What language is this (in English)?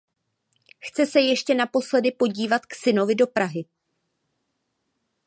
Czech